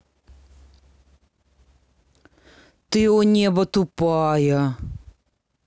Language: Russian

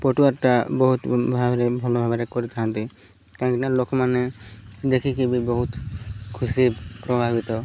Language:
Odia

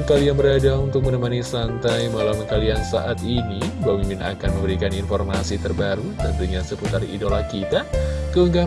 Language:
Indonesian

